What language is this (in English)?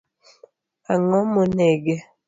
Luo (Kenya and Tanzania)